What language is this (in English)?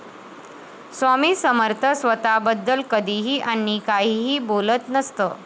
Marathi